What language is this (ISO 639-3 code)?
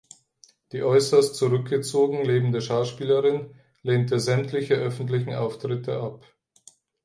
deu